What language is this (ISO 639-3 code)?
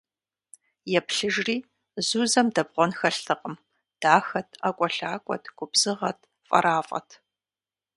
kbd